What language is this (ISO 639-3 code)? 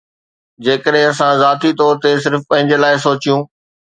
snd